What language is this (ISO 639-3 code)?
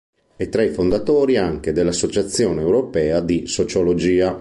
ita